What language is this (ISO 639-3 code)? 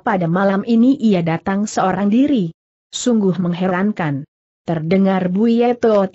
ind